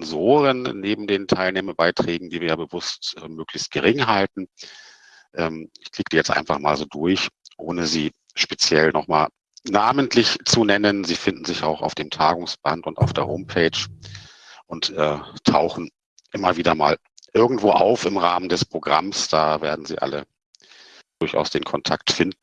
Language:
German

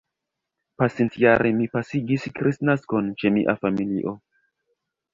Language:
Esperanto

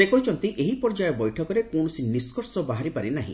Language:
Odia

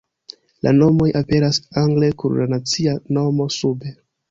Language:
Esperanto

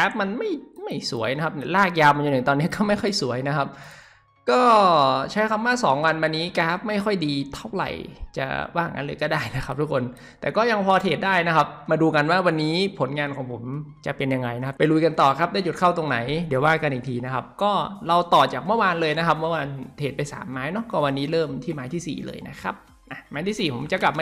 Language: Thai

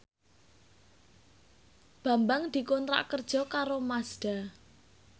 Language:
Javanese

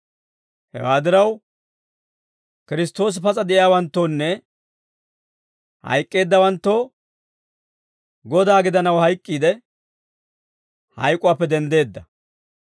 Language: Dawro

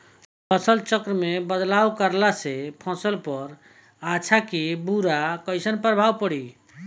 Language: Bhojpuri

